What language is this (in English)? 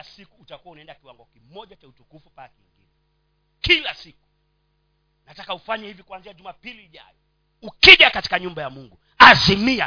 Swahili